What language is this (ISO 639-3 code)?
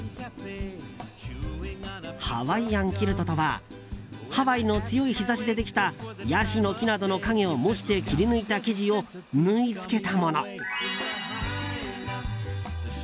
jpn